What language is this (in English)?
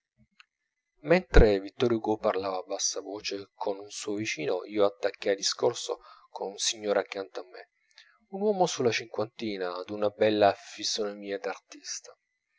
Italian